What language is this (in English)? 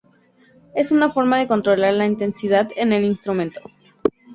Spanish